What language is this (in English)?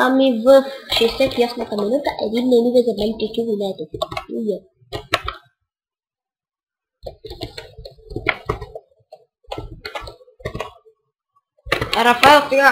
Bulgarian